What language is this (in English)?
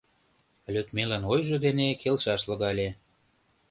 Mari